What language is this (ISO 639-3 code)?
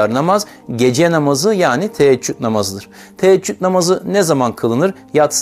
tur